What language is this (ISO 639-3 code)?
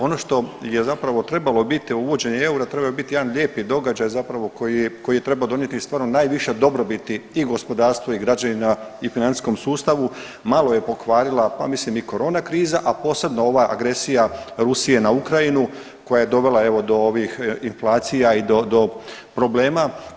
hrv